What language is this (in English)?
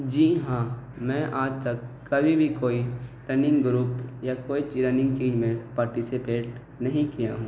Urdu